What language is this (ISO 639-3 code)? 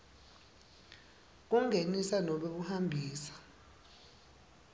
ssw